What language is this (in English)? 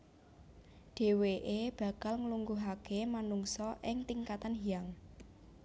Javanese